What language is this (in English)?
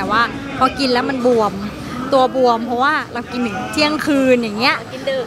Thai